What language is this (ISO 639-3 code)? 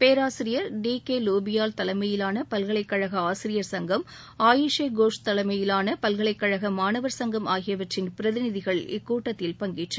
tam